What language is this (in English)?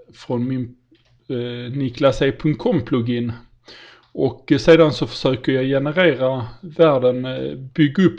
Swedish